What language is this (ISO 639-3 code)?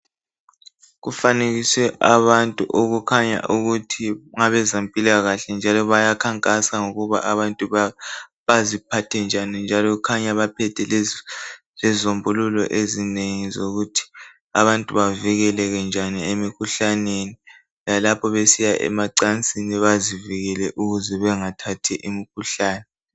nde